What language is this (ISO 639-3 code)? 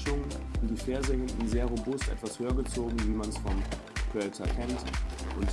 deu